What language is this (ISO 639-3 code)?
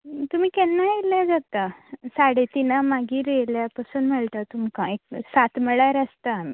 kok